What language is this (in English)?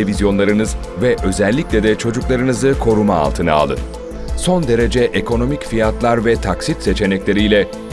Turkish